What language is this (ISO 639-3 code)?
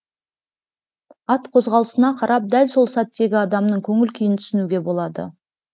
kaz